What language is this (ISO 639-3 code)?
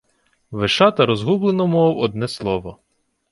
ukr